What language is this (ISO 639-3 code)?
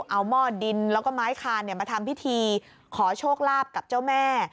tha